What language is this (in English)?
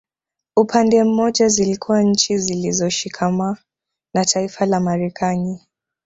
Swahili